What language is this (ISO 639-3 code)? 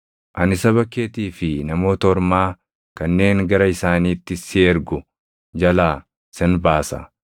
orm